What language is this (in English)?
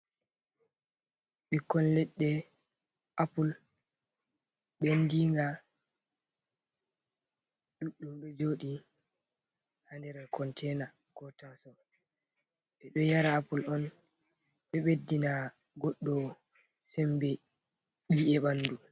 Fula